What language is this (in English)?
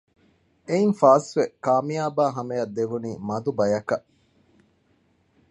Divehi